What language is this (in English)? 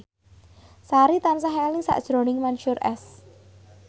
Javanese